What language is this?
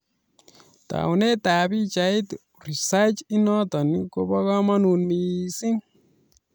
Kalenjin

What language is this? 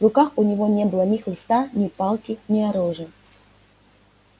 Russian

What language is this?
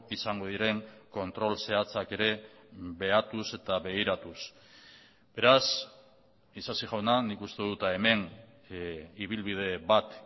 Basque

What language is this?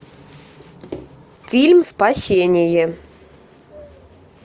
Russian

